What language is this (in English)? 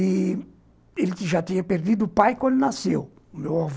Portuguese